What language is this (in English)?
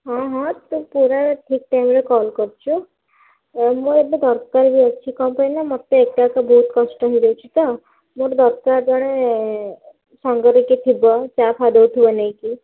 Odia